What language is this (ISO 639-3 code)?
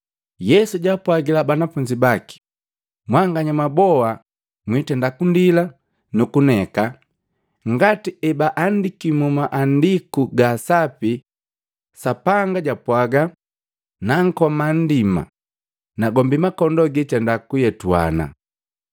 mgv